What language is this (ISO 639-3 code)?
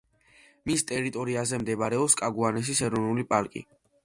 kat